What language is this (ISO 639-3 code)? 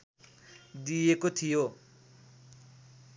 nep